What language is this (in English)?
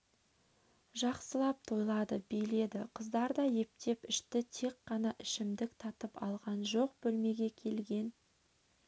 Kazakh